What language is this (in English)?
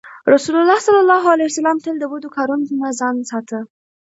Pashto